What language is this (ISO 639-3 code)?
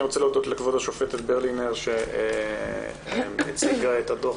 heb